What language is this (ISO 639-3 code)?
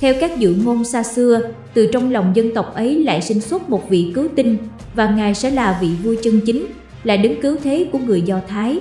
vie